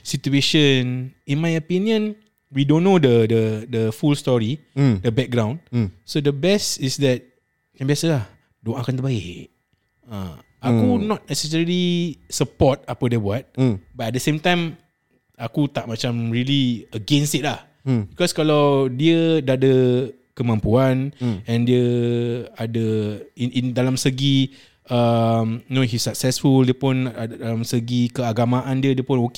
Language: Malay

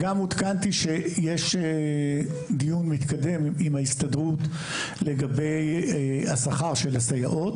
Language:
Hebrew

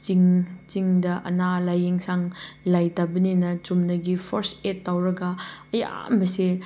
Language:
Manipuri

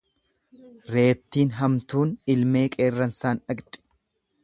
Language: Oromo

